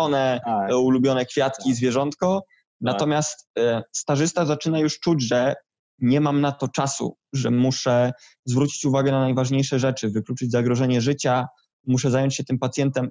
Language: Polish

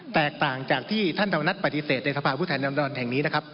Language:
Thai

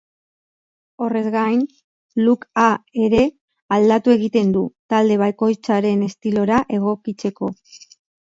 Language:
Basque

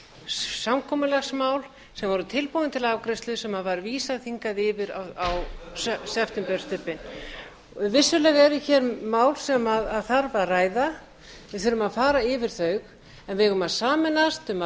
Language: Icelandic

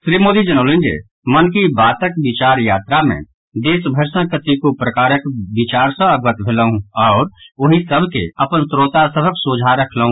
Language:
Maithili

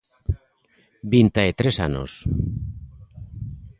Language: Galician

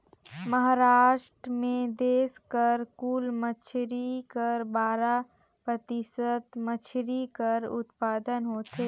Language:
Chhattisgarhi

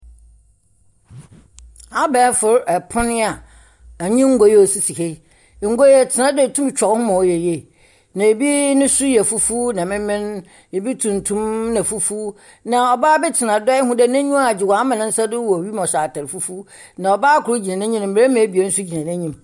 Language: Akan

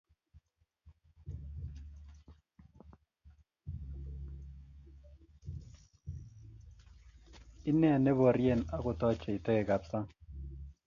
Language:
Kalenjin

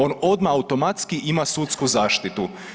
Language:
Croatian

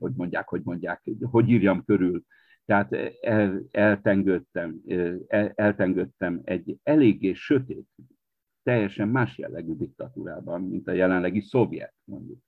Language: Hungarian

